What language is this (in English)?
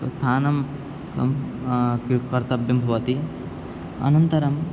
Sanskrit